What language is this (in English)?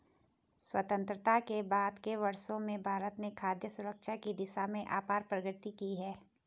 Hindi